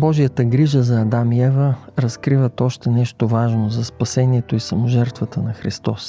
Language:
Bulgarian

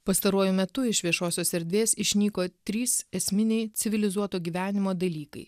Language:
Lithuanian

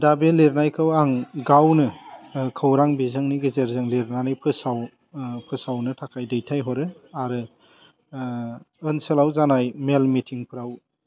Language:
Bodo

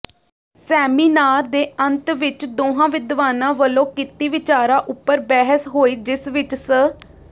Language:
Punjabi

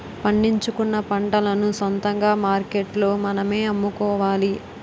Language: Telugu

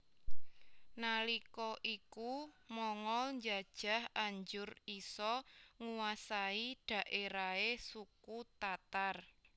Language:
Javanese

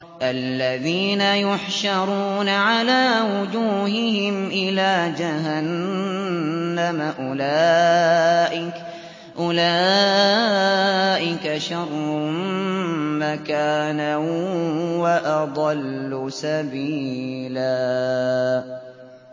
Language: Arabic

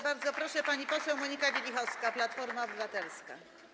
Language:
Polish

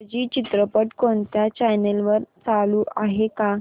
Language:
Marathi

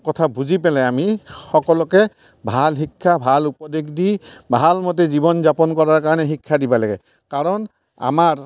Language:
Assamese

